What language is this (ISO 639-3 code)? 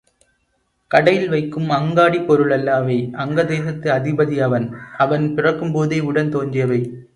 tam